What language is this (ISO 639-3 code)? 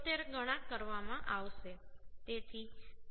guj